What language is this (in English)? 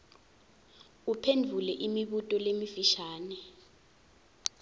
Swati